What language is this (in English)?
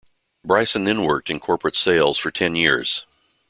English